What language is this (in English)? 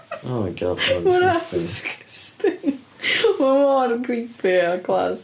Welsh